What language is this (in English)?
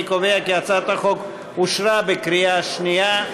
Hebrew